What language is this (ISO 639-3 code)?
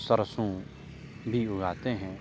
urd